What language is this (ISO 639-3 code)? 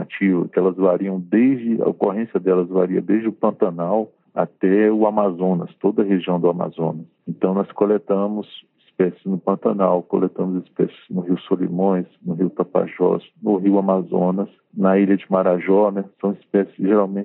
por